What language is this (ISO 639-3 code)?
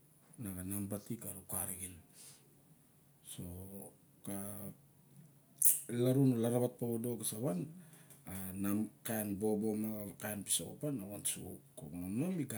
bjk